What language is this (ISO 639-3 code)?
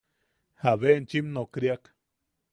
yaq